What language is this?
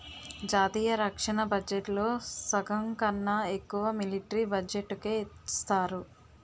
Telugu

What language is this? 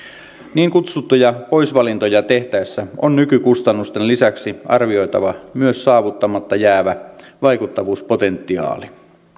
Finnish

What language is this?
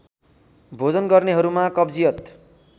Nepali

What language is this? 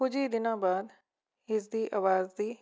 Punjabi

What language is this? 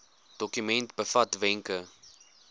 Afrikaans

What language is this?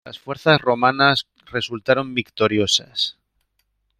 Spanish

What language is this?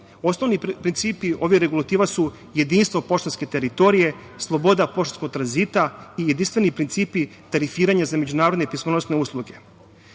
Serbian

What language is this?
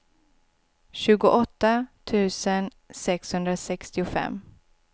Swedish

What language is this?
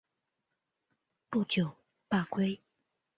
Chinese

